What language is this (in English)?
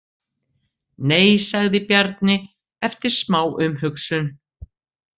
Icelandic